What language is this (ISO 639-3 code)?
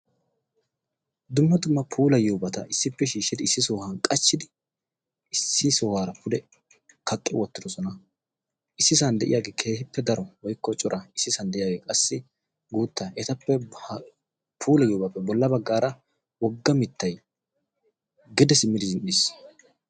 wal